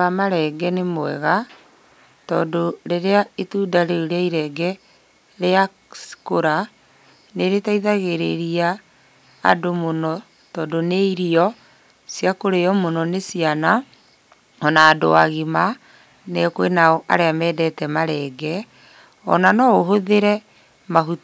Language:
Kikuyu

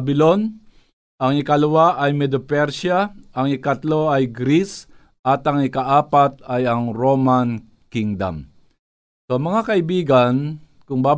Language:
Filipino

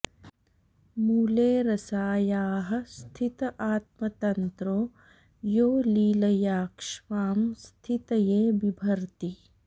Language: Sanskrit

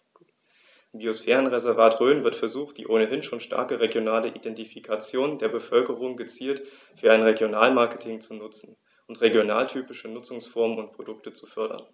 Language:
German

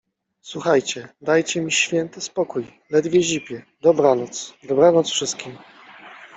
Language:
Polish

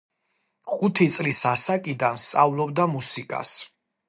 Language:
Georgian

